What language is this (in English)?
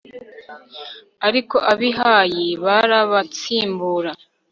Kinyarwanda